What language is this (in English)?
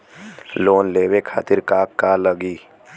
Bhojpuri